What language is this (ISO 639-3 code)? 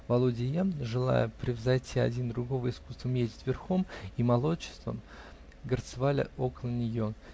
rus